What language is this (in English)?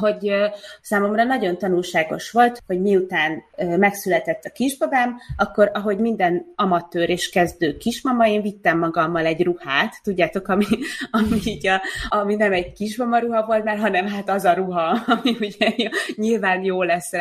Hungarian